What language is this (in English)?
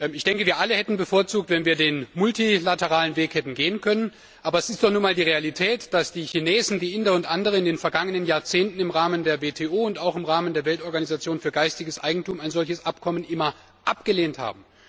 German